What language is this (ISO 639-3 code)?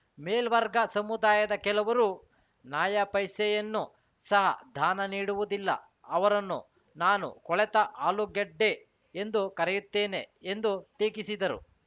kan